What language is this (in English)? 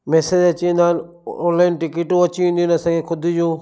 Sindhi